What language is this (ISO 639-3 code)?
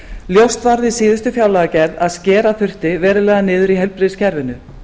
isl